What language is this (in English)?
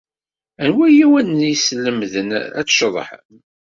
Kabyle